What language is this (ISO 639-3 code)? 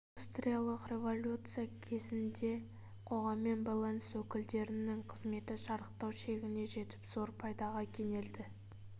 kaz